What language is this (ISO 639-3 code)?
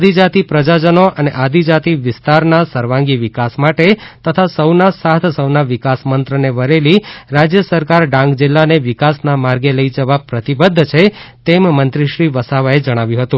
guj